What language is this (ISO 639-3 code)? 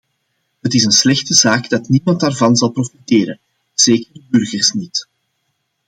nld